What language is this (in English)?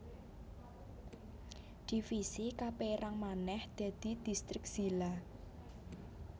Javanese